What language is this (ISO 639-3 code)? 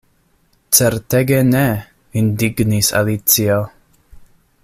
epo